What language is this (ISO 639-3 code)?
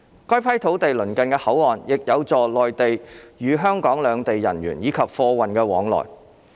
yue